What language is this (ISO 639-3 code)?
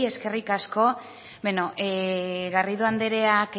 eus